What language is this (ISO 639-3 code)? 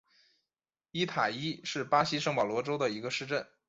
zho